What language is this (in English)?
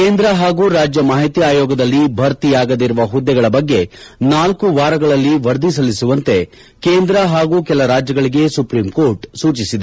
Kannada